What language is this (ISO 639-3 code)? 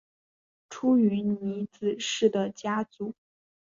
zho